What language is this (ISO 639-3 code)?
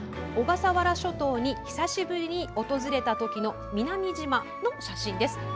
jpn